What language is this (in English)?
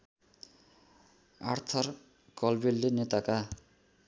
Nepali